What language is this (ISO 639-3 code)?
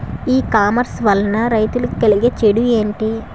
tel